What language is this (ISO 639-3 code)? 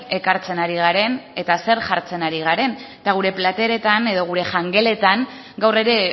eus